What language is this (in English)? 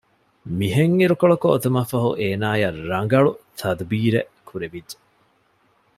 Divehi